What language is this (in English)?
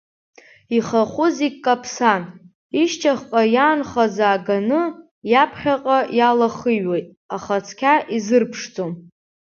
Abkhazian